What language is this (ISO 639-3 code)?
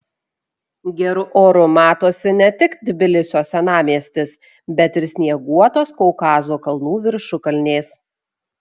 lit